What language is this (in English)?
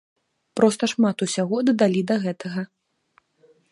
Belarusian